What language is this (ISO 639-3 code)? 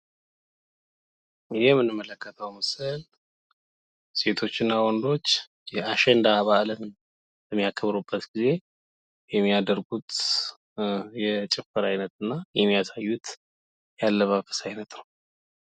amh